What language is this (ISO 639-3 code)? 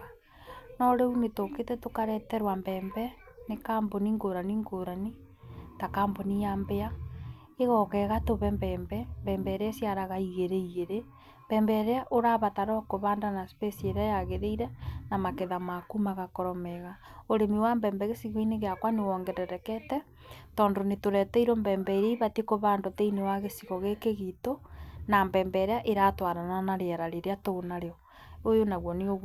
kik